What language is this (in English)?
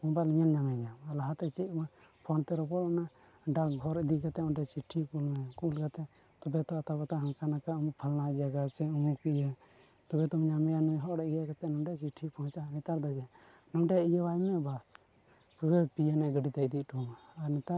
Santali